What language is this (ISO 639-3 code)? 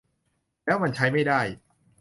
tha